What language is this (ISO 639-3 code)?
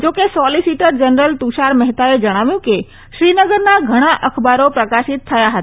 guj